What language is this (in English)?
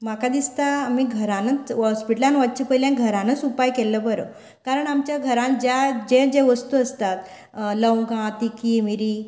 Konkani